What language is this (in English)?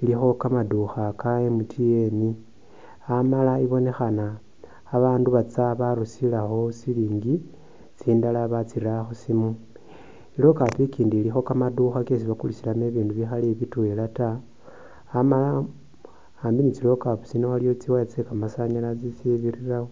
Masaaba